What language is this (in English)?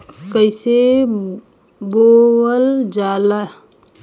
Bhojpuri